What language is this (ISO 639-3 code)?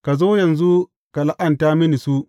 hau